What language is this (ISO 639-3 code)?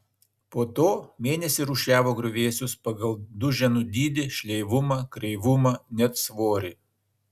lit